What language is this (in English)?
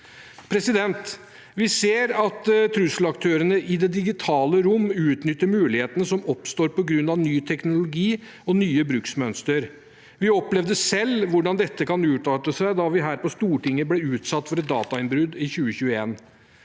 Norwegian